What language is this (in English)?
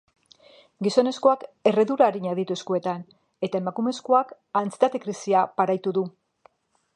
Basque